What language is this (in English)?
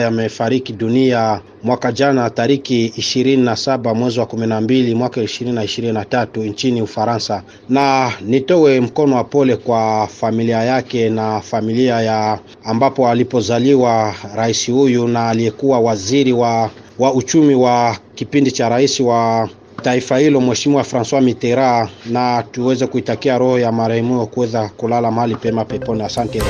Swahili